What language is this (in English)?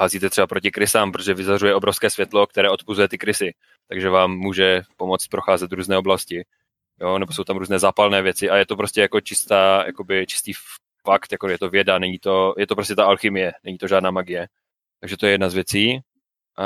Czech